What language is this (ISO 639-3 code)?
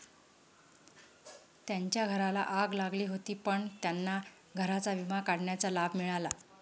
mar